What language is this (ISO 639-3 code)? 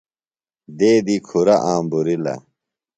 phl